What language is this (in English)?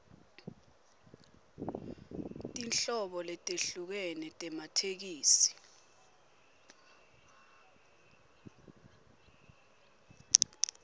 Swati